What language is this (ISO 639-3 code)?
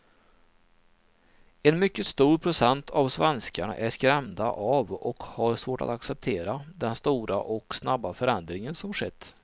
swe